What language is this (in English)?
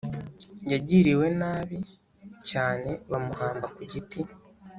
Kinyarwanda